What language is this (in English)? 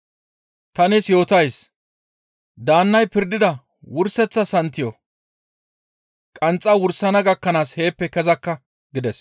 Gamo